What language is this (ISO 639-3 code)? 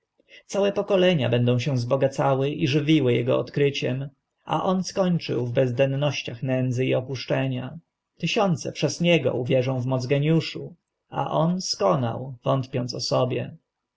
pol